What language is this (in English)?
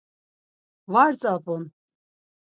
Laz